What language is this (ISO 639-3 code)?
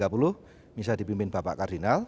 ind